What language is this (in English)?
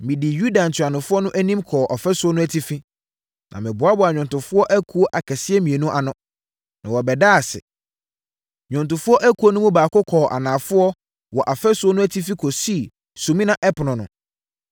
Akan